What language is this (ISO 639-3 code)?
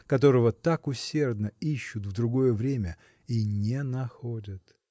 rus